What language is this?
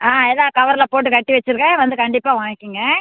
Tamil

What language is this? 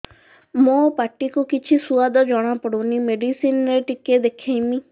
Odia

